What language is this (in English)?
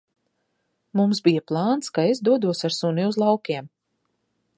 Latvian